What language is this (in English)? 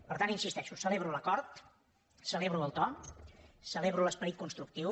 Catalan